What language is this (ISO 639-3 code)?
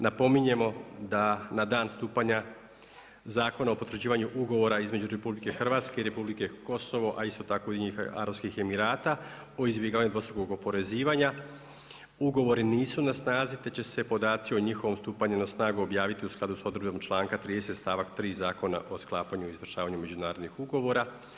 hrv